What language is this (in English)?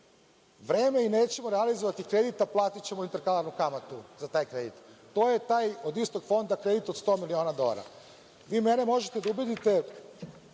Serbian